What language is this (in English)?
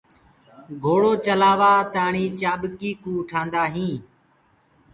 Gurgula